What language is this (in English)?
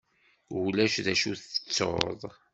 Kabyle